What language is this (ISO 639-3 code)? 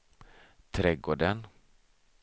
swe